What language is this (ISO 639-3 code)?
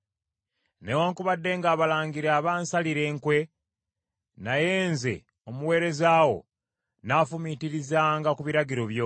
lug